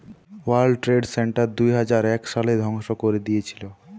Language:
Bangla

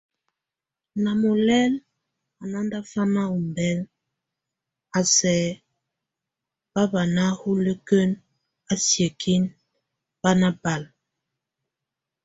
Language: Tunen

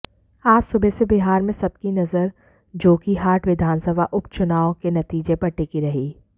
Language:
Hindi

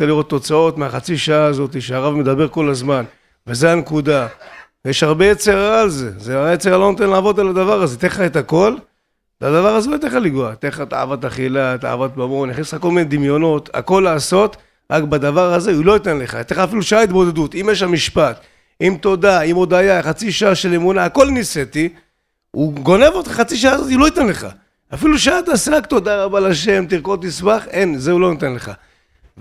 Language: Hebrew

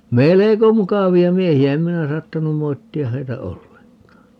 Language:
Finnish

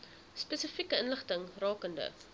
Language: Afrikaans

